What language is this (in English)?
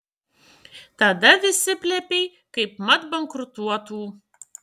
Lithuanian